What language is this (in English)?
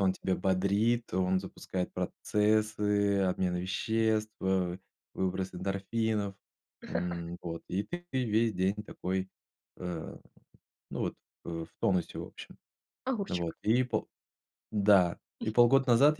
Russian